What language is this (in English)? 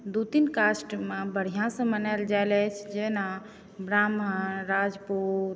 Maithili